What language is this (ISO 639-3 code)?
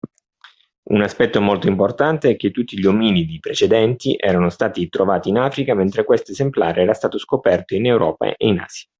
ita